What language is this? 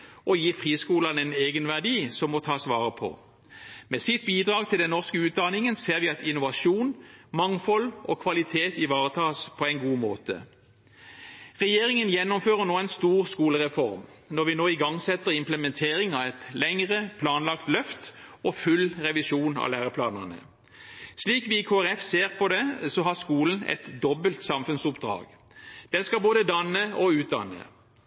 Norwegian Bokmål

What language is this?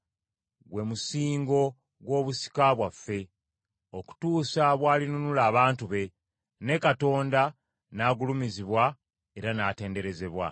Ganda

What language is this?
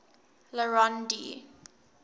English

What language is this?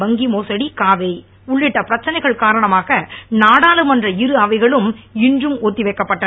Tamil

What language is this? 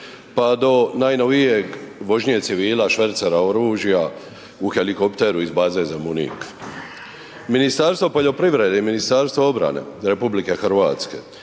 Croatian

